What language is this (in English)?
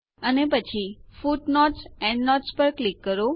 Gujarati